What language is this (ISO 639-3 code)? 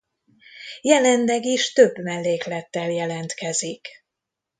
hun